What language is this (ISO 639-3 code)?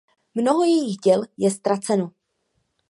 ces